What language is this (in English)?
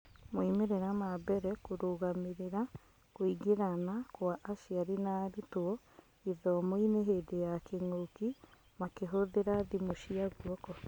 Kikuyu